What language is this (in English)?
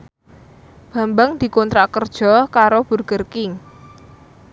Javanese